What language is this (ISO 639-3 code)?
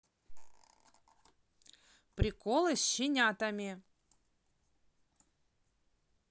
rus